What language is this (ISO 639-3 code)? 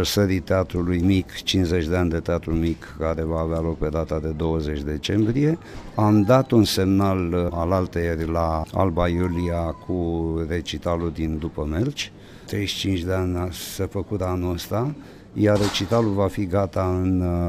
ron